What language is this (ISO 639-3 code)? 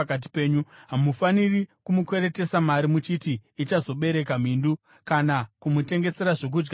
sna